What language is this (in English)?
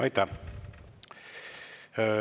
Estonian